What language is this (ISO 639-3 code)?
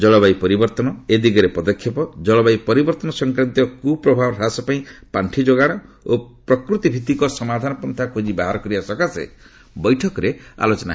ori